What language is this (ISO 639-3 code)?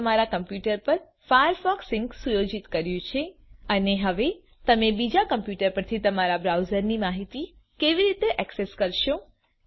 guj